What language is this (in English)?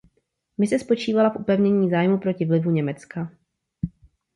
Czech